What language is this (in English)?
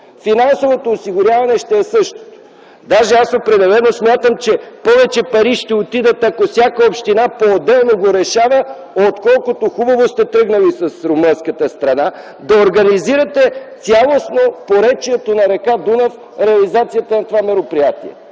Bulgarian